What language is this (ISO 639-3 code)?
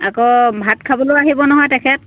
asm